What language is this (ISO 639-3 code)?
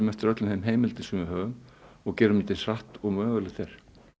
isl